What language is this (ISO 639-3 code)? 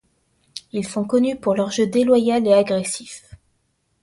fra